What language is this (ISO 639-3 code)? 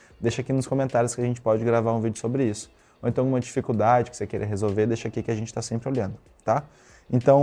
por